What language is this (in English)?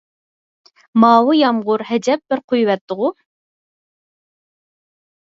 Uyghur